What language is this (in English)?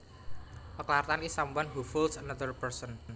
Javanese